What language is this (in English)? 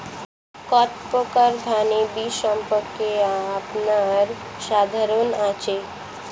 Bangla